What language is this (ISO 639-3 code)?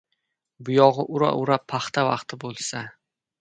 uzb